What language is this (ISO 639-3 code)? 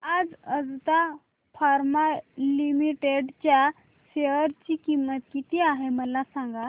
mar